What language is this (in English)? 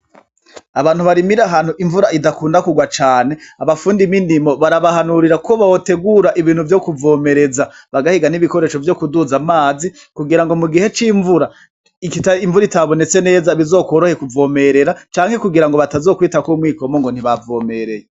Rundi